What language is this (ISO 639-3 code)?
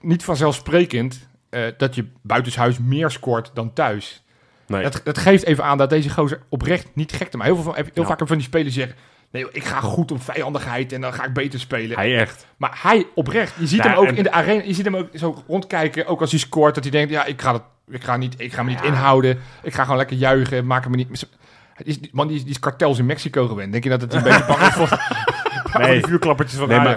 nld